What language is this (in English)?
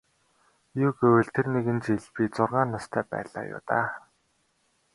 Mongolian